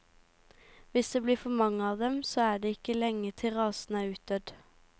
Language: Norwegian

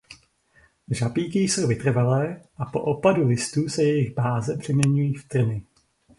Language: Czech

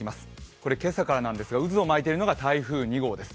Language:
Japanese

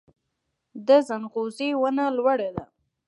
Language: Pashto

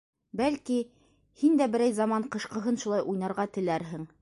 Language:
Bashkir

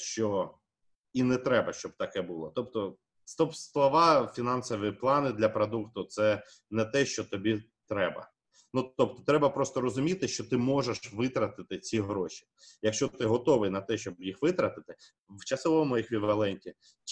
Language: Ukrainian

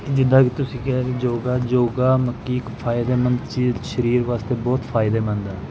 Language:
Punjabi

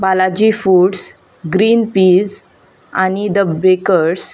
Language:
Konkani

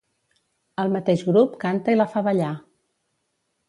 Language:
Catalan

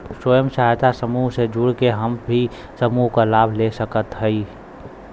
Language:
Bhojpuri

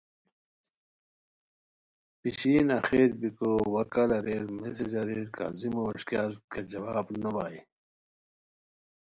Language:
Khowar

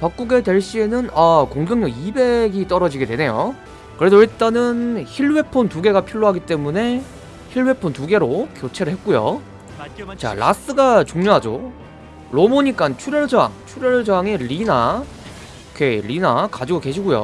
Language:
Korean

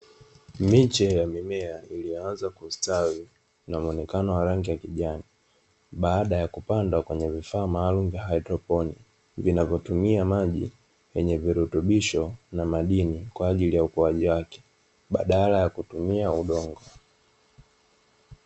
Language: Swahili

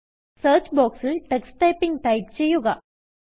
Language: Malayalam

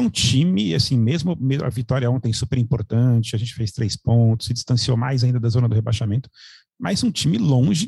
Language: Portuguese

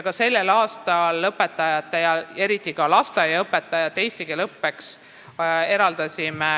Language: Estonian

